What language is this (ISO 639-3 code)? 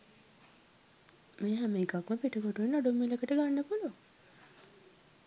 sin